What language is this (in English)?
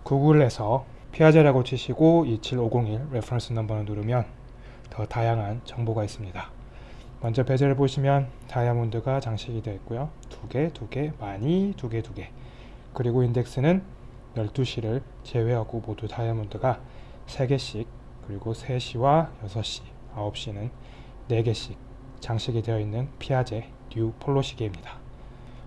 Korean